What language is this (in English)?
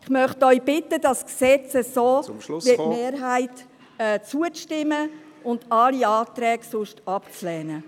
Swiss German